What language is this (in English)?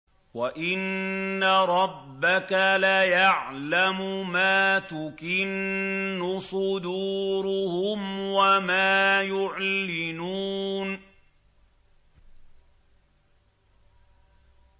Arabic